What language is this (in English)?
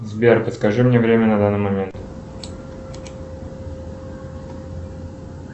Russian